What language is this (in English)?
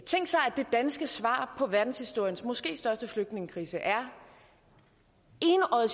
Danish